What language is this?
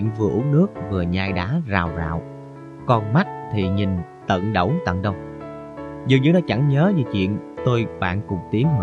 Vietnamese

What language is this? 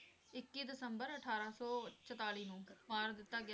Punjabi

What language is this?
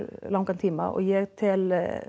Icelandic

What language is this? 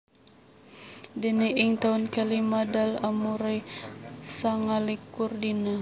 Javanese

